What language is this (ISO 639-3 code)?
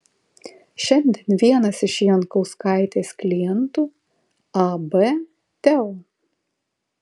lit